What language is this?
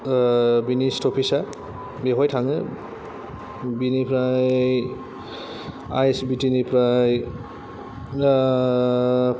Bodo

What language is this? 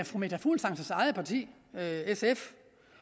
Danish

